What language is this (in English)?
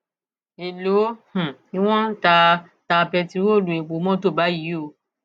Yoruba